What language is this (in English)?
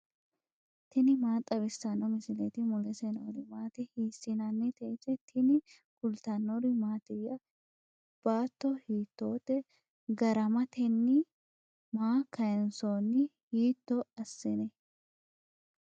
Sidamo